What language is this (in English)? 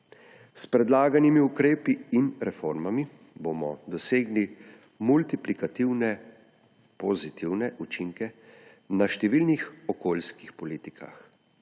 Slovenian